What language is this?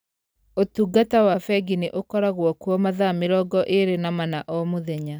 Kikuyu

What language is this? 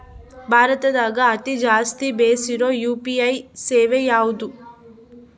Kannada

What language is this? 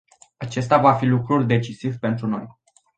Romanian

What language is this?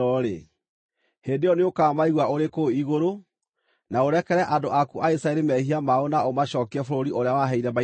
Kikuyu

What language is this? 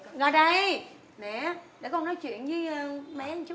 Vietnamese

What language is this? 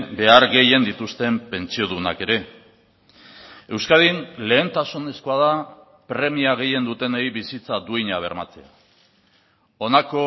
Basque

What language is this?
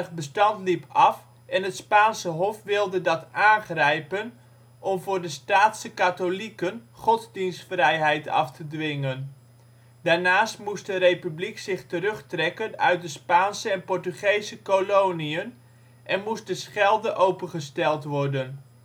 Dutch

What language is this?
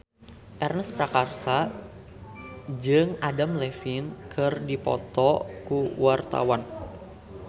Sundanese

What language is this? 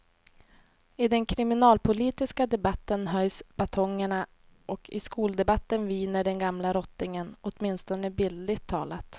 Swedish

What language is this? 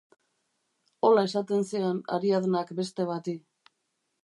Basque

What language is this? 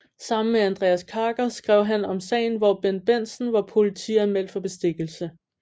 Danish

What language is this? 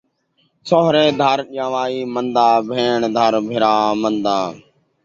Saraiki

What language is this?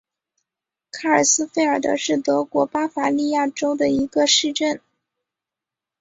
Chinese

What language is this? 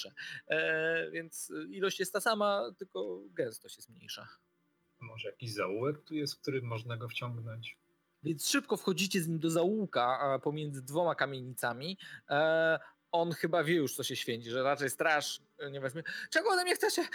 Polish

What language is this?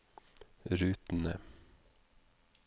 Norwegian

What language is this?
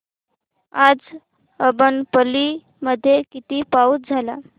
Marathi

